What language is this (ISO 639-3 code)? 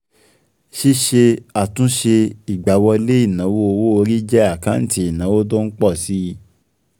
yor